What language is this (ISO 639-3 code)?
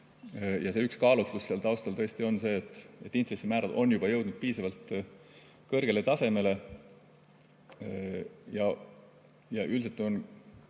est